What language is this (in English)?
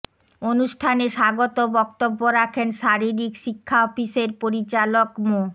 Bangla